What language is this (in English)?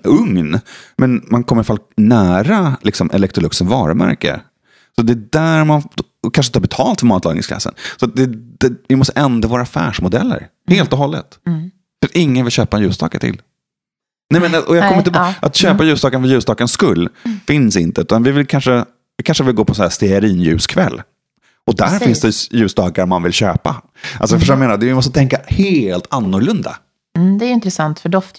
Swedish